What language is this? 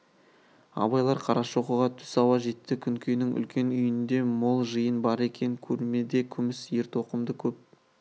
Kazakh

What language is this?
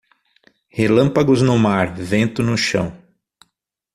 Portuguese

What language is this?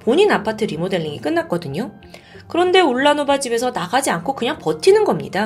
Korean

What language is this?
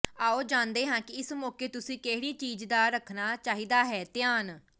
Punjabi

